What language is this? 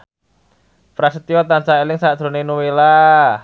Javanese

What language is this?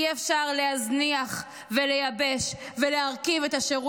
Hebrew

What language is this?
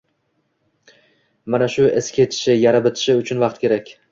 Uzbek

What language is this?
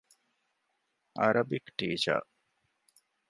Divehi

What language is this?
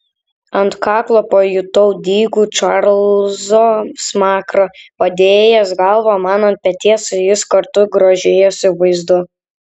Lithuanian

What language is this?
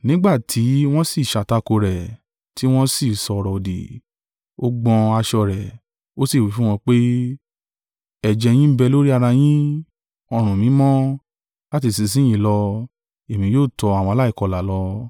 Yoruba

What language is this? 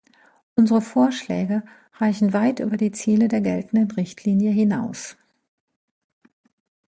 German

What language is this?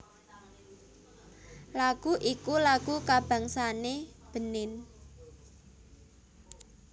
Javanese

